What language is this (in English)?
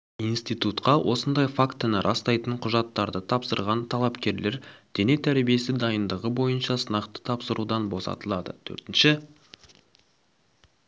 Kazakh